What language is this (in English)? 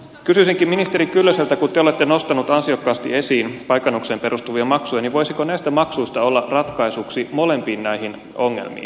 Finnish